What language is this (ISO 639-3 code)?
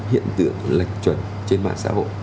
vie